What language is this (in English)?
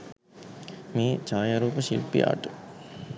Sinhala